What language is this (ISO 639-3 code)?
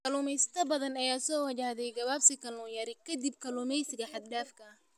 som